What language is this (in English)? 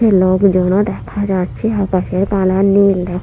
Bangla